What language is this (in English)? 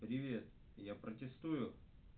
Russian